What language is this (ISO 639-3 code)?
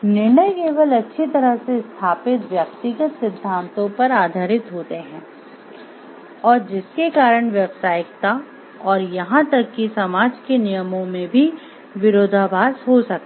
hin